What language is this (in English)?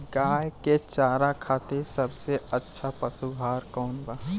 Bhojpuri